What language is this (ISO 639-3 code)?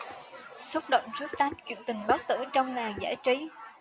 vie